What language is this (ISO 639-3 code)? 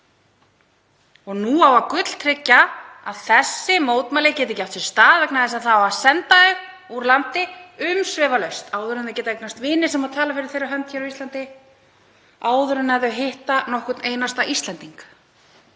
isl